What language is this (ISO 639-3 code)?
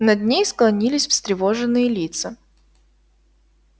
rus